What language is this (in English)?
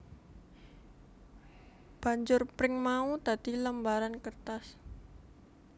Javanese